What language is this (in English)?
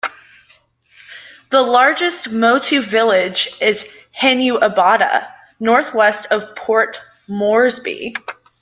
English